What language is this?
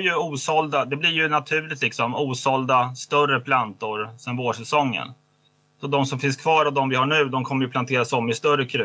Swedish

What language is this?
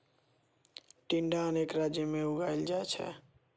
Maithili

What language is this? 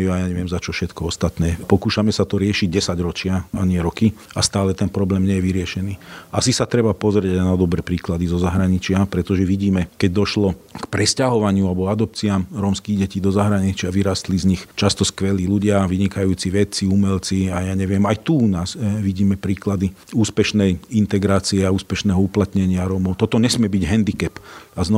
Slovak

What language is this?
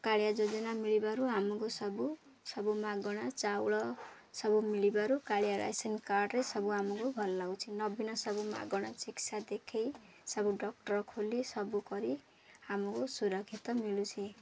Odia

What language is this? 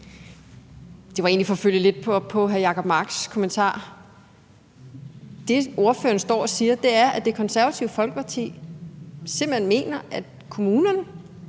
Danish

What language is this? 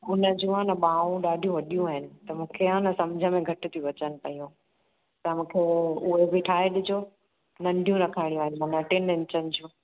Sindhi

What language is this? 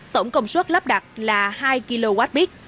Vietnamese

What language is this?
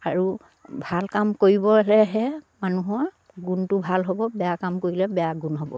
Assamese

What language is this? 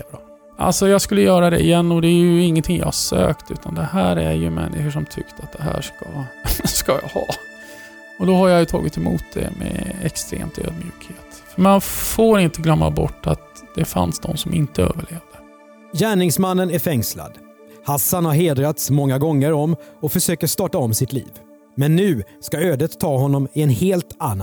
Swedish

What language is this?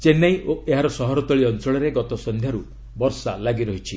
Odia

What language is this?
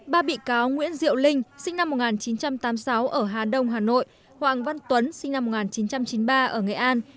Vietnamese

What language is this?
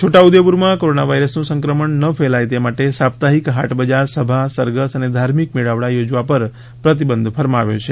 Gujarati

